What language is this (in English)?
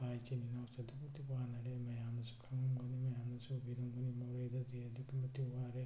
Manipuri